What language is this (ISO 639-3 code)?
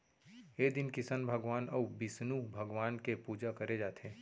hne